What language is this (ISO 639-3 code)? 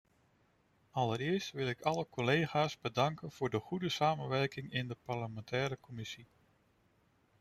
nld